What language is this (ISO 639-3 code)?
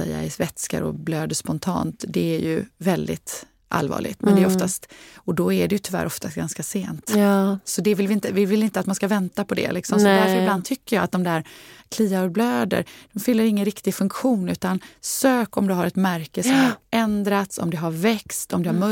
swe